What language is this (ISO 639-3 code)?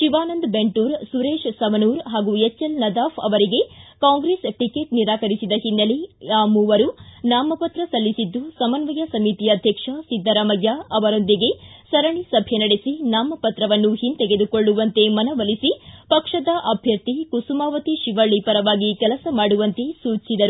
kan